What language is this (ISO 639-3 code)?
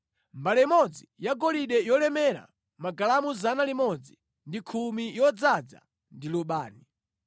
nya